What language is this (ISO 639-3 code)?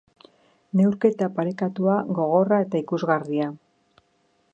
eus